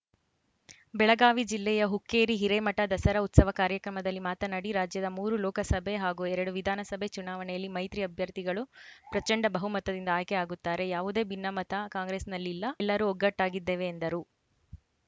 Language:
Kannada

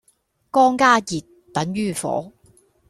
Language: Cantonese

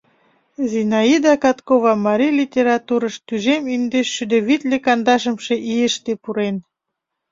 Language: Mari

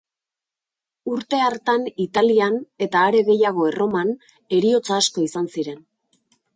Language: Basque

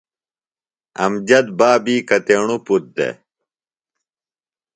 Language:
Phalura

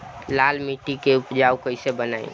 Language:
Bhojpuri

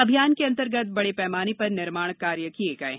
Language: Hindi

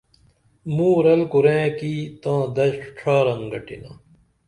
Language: Dameli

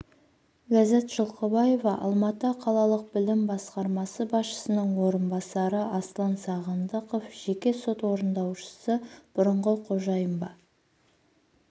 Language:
Kazakh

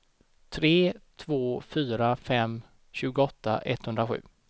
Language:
Swedish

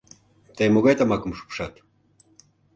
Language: Mari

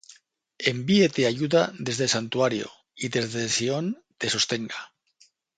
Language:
Spanish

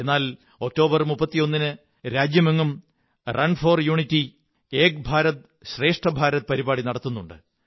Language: Malayalam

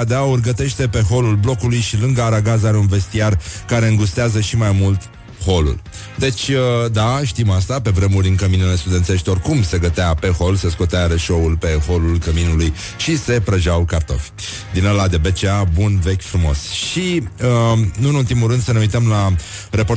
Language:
Romanian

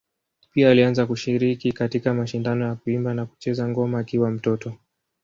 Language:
Swahili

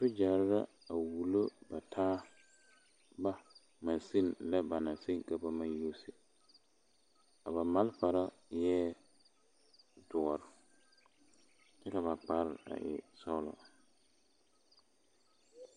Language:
Southern Dagaare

